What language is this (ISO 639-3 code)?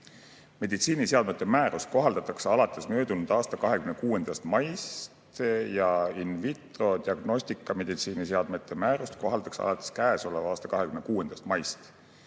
est